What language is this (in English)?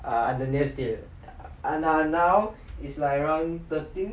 English